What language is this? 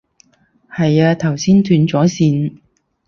Cantonese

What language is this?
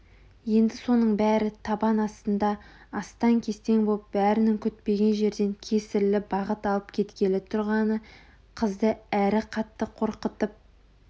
Kazakh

